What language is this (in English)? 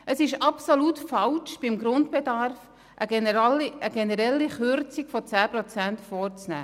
Swiss German